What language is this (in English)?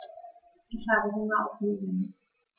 German